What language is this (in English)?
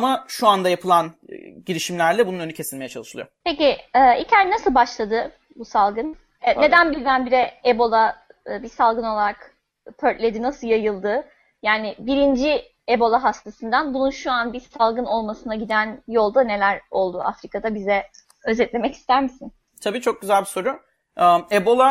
Turkish